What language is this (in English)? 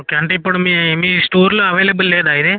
Telugu